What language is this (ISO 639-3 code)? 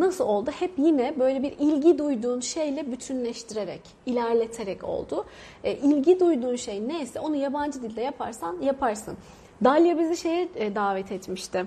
tur